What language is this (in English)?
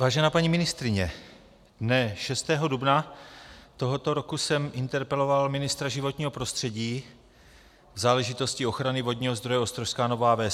Czech